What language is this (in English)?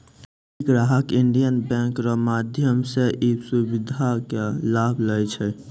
Maithili